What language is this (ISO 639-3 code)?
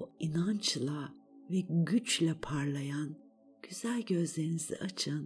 tur